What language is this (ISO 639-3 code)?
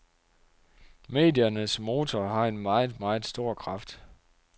dan